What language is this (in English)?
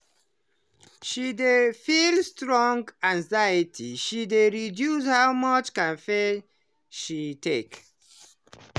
Nigerian Pidgin